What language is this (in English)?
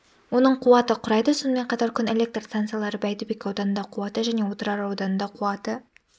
Kazakh